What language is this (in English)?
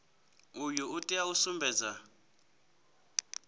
Venda